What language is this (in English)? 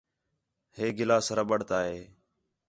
Khetrani